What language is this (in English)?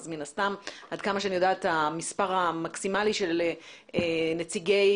Hebrew